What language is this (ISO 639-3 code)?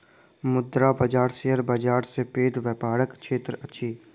mai